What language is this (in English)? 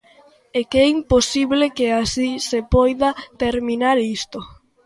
Galician